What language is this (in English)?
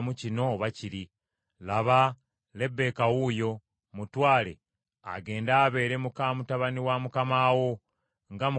Ganda